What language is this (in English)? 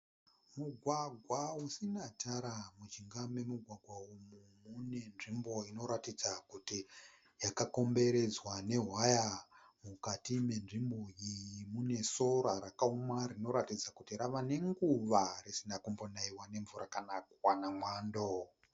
Shona